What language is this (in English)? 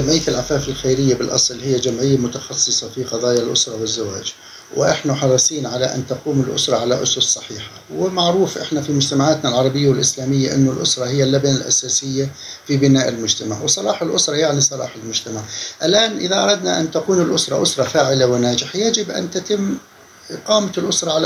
Arabic